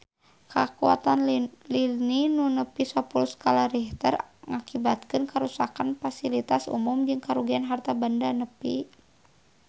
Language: Sundanese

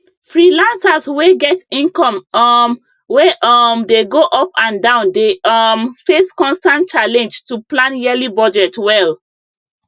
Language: Nigerian Pidgin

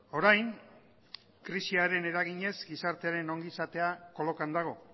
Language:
Basque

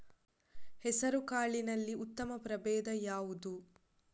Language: Kannada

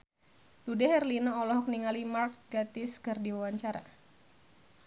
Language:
Sundanese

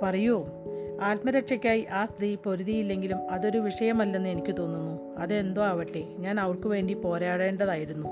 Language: Malayalam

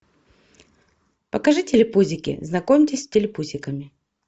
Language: Russian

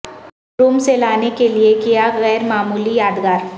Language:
Urdu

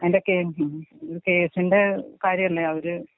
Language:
Malayalam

